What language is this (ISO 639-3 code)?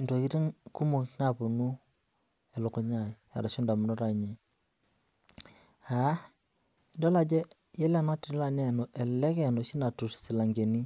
mas